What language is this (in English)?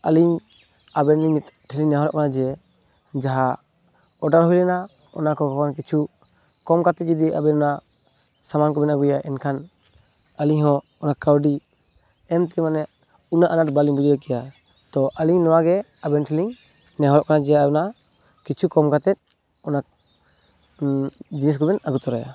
Santali